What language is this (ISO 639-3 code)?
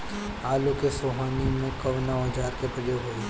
bho